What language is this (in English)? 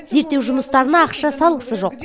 Kazakh